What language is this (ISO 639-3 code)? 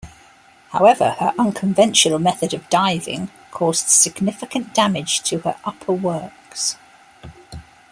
eng